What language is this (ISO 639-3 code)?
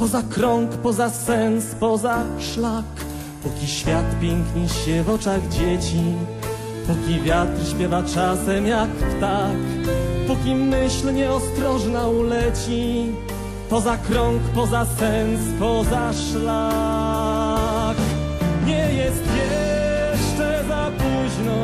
pol